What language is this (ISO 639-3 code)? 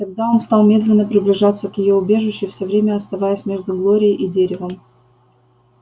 rus